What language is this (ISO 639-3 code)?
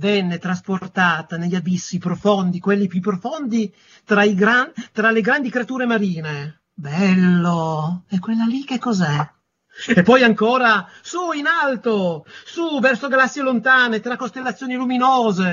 ita